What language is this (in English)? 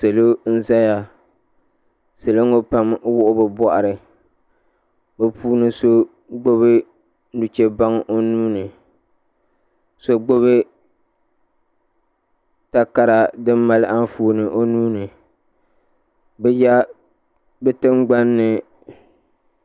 Dagbani